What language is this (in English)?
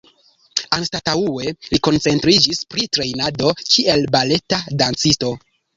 Esperanto